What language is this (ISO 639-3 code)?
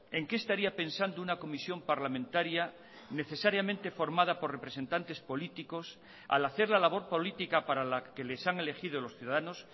spa